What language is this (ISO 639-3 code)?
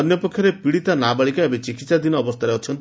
ori